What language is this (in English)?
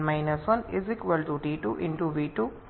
Bangla